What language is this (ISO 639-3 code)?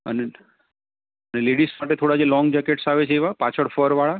guj